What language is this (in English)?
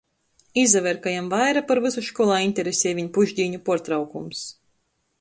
Latgalian